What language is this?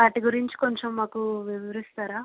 Telugu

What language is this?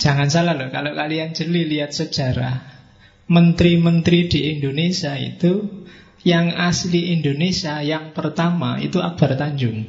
Indonesian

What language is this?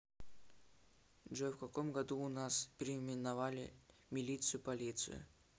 Russian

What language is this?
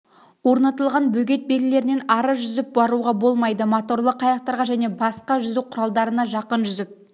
Kazakh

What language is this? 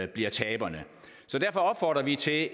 Danish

